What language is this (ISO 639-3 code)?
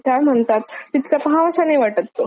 mar